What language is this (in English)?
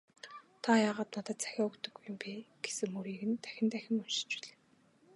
Mongolian